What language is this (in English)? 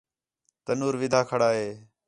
Khetrani